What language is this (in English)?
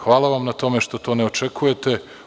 Serbian